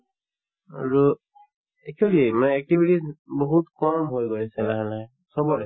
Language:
Assamese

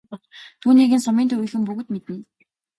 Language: Mongolian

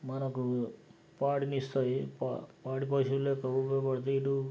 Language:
Telugu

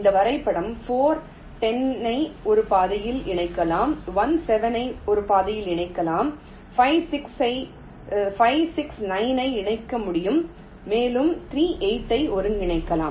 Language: Tamil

